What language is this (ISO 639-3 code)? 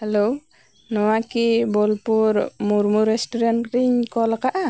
sat